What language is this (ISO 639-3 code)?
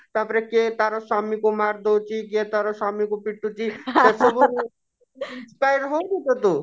ori